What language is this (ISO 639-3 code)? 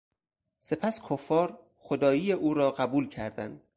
fas